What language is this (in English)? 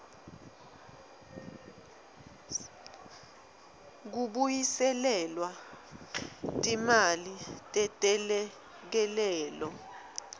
Swati